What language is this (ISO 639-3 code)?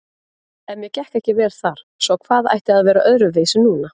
isl